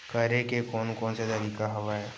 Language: Chhattisgarhi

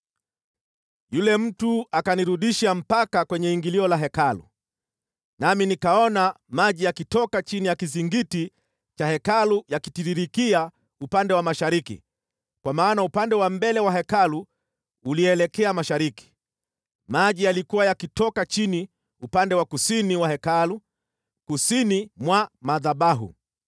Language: Swahili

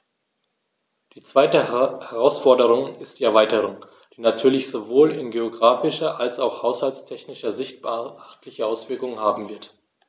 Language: German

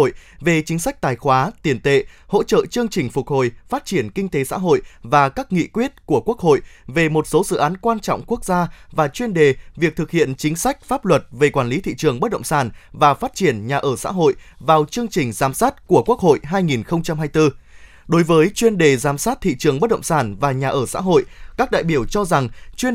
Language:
Vietnamese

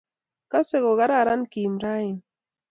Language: Kalenjin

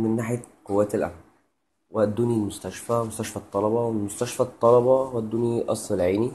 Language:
Arabic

